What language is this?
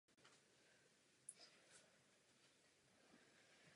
Czech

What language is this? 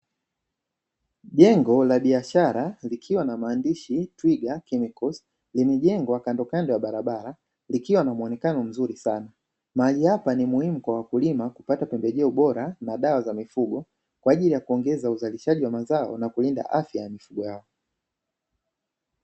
Swahili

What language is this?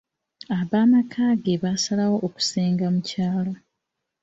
Ganda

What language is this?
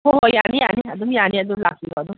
Manipuri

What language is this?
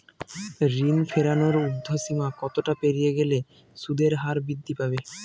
Bangla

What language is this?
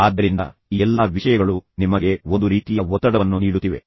Kannada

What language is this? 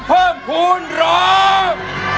Thai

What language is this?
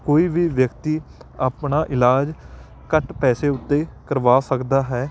Punjabi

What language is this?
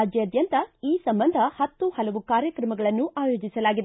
Kannada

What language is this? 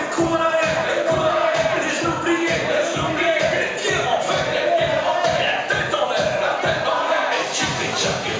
Ukrainian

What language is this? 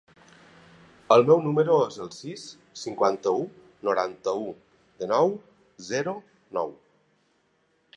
Catalan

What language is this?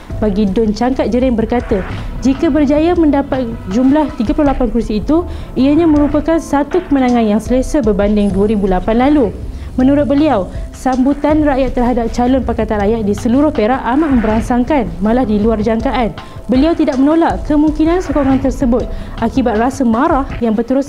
Malay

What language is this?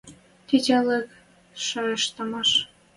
Western Mari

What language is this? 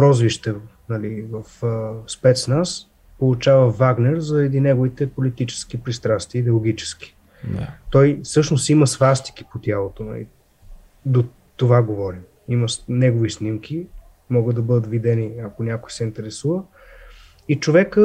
Bulgarian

